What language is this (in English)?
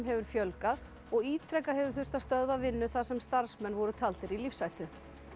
Icelandic